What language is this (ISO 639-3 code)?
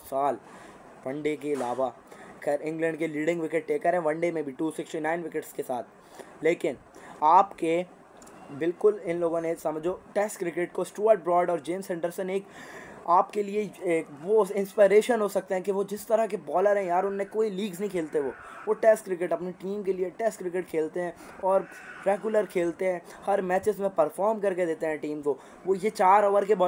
hin